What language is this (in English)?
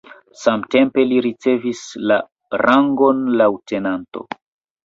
Esperanto